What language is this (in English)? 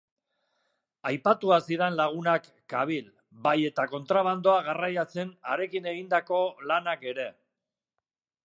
Basque